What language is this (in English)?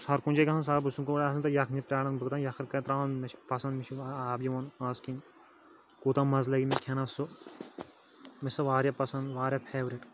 Kashmiri